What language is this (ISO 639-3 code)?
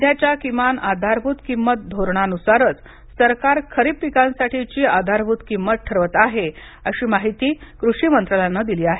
mar